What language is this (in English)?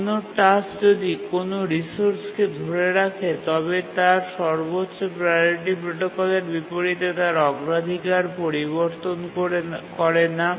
Bangla